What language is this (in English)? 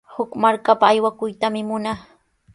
Sihuas Ancash Quechua